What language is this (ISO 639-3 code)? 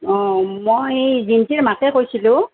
asm